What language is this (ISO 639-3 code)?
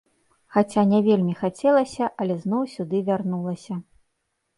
bel